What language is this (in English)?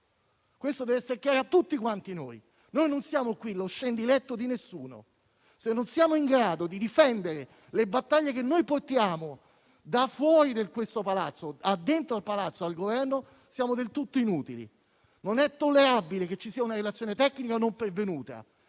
Italian